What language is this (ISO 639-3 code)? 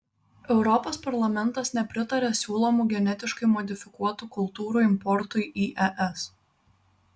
lit